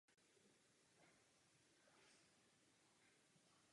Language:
Czech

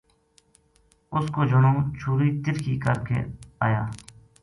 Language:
Gujari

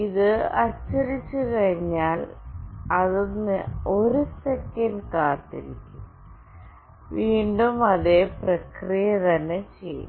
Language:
Malayalam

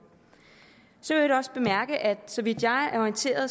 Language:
Danish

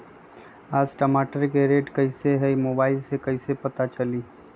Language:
Magahi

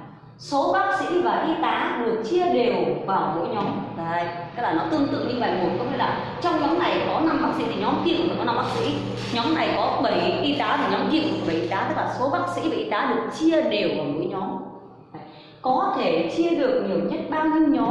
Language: Vietnamese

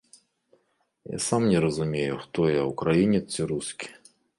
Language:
Belarusian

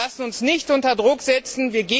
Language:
German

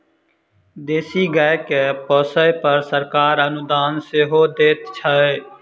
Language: Maithili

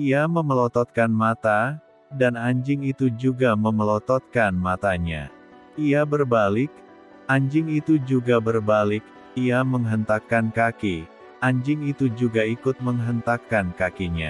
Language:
Indonesian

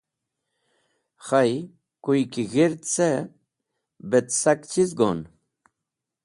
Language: Wakhi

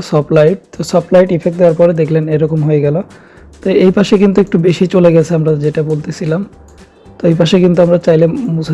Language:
Bangla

